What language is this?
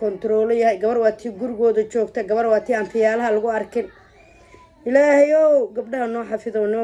Arabic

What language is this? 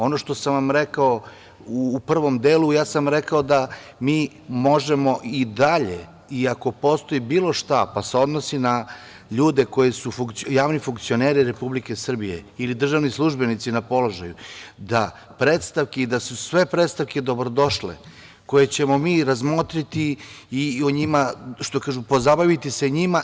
Serbian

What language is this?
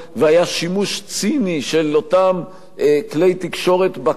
Hebrew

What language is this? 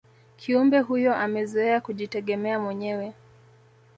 Swahili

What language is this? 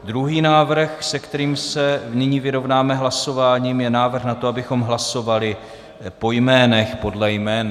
Czech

